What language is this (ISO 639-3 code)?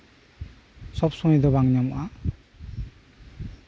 sat